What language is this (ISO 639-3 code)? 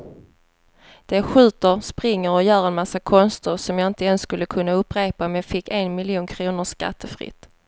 swe